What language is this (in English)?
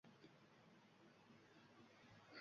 Uzbek